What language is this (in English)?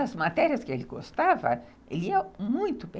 Portuguese